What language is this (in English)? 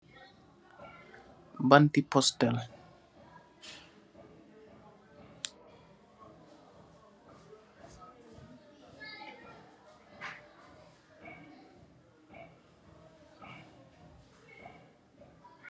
Wolof